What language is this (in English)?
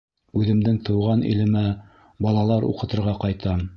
Bashkir